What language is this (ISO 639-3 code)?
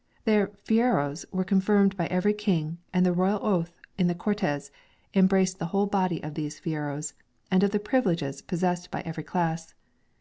eng